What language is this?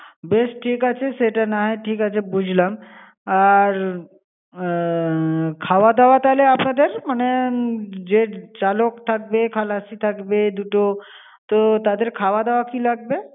Bangla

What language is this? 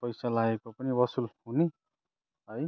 Nepali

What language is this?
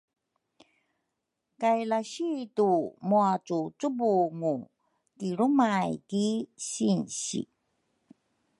Rukai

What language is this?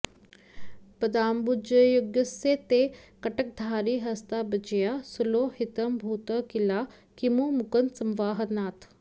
Sanskrit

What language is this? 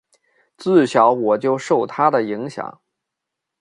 Chinese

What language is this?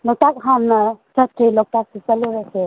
Manipuri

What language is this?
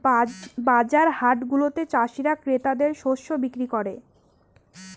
Bangla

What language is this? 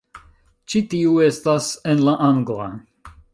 Esperanto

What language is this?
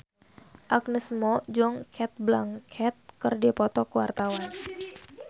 Sundanese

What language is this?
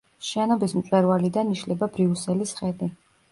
Georgian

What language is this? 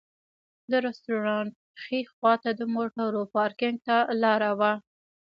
Pashto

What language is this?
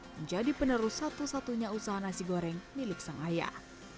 Indonesian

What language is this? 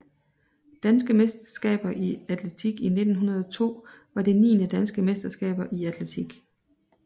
Danish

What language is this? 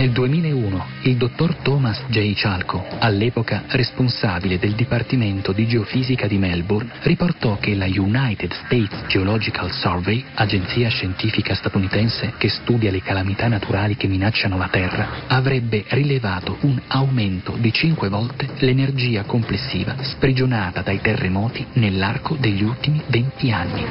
Italian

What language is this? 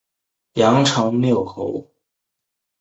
Chinese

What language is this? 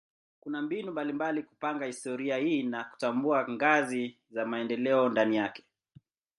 Swahili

